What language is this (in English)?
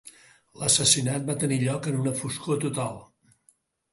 Catalan